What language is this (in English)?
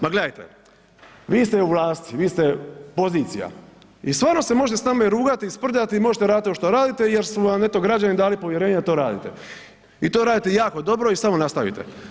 Croatian